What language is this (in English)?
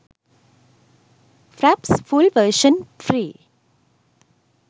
Sinhala